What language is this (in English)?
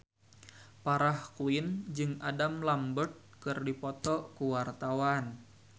Sundanese